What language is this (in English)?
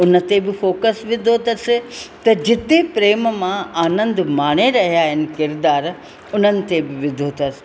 Sindhi